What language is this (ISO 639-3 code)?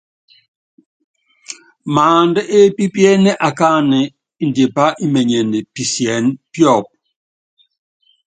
yav